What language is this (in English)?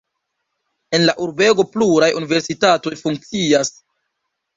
Esperanto